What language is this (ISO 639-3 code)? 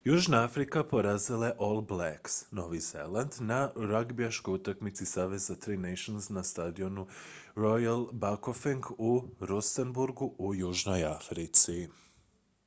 hrv